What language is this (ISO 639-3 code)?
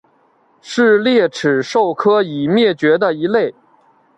zho